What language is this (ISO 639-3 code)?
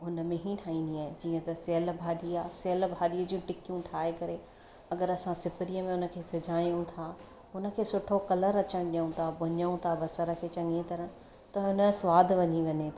snd